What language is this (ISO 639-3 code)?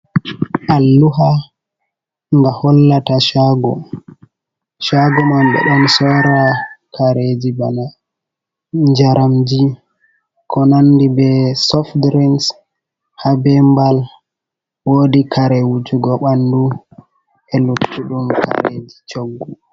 ful